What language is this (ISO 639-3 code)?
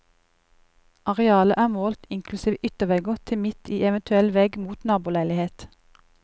nor